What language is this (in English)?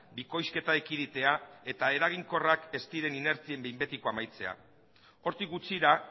Basque